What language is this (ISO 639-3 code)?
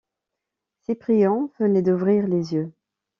fra